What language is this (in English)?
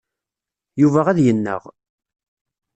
Kabyle